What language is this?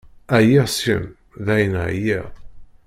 Kabyle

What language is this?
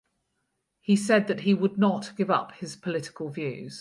English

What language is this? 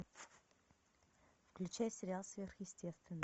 Russian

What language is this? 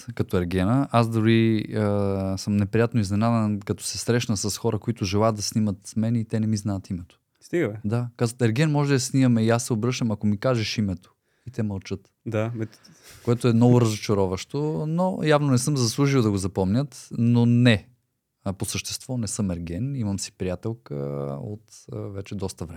Bulgarian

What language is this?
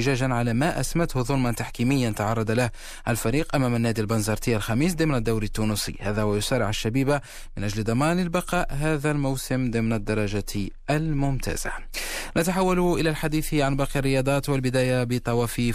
Arabic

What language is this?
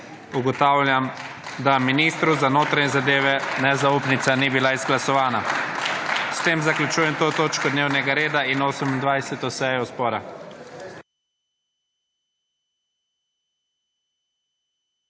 Slovenian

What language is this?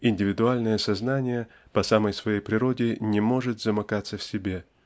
Russian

